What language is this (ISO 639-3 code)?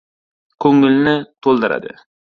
uzb